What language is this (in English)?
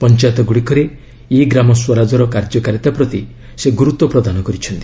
Odia